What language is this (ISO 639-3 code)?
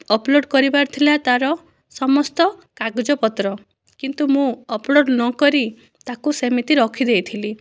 ori